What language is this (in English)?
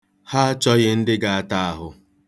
Igbo